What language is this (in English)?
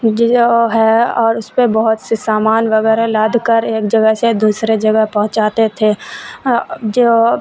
Urdu